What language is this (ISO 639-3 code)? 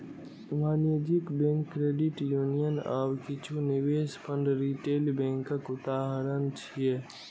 mai